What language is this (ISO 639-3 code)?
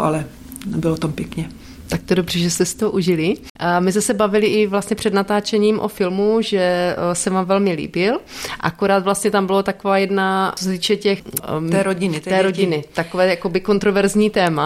ces